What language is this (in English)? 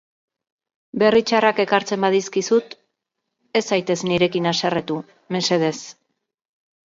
Basque